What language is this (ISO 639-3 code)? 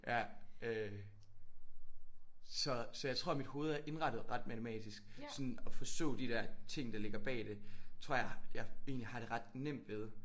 dan